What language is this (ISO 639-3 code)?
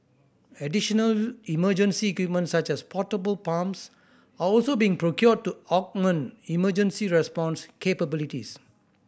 eng